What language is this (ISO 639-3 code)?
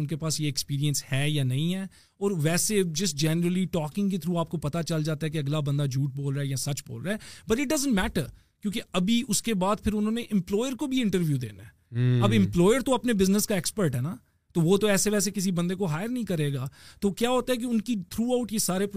urd